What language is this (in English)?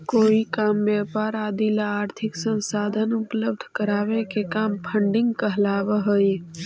Magahi